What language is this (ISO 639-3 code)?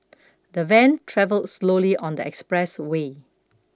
eng